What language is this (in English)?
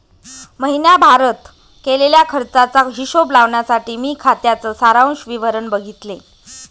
Marathi